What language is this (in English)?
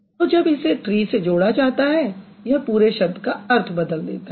Hindi